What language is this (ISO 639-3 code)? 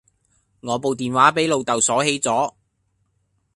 yue